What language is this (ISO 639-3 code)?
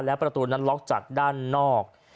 tha